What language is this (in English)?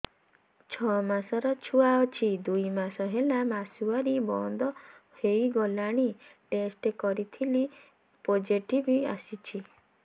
Odia